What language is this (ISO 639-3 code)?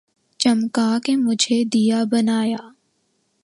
urd